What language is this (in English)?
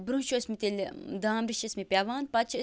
Kashmiri